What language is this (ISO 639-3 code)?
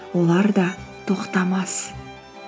kaz